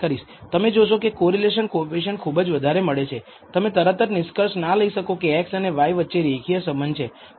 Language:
Gujarati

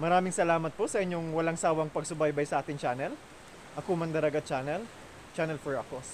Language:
Filipino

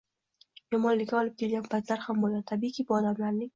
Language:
Uzbek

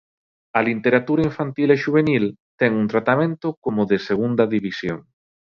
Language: Galician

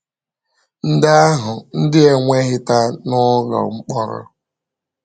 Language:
Igbo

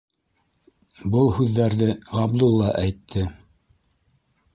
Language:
Bashkir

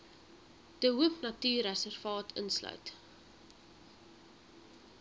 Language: Afrikaans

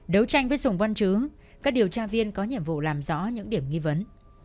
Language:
Vietnamese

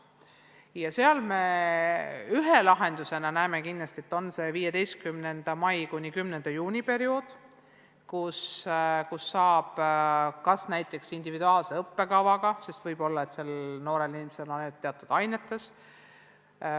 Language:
Estonian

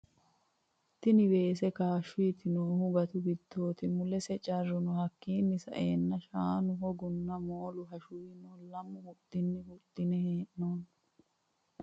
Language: Sidamo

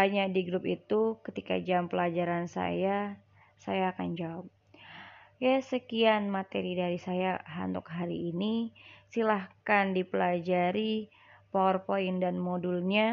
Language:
Indonesian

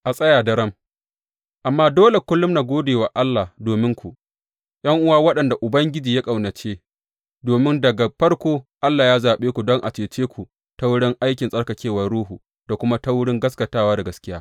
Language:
Hausa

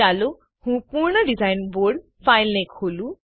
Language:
Gujarati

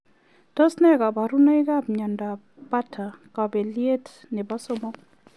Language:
Kalenjin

